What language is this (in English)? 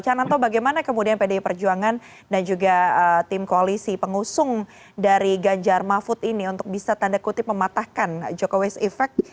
Indonesian